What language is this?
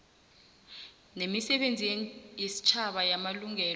South Ndebele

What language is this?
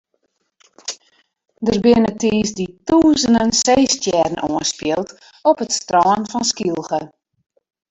Western Frisian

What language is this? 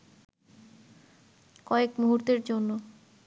Bangla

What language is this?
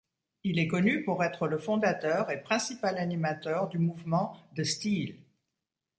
French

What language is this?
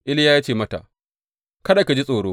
Hausa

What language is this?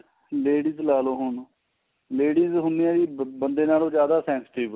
Punjabi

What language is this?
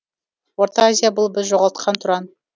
Kazakh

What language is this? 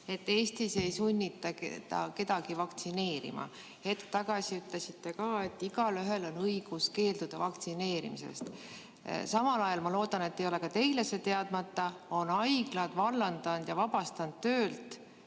Estonian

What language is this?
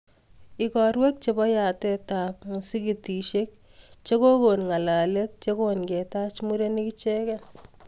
Kalenjin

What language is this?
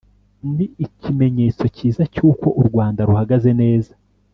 Kinyarwanda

